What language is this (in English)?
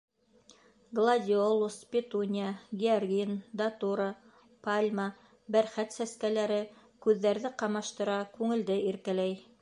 Bashkir